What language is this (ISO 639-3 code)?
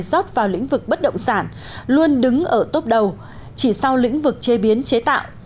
vie